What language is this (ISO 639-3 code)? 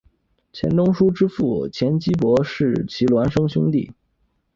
zho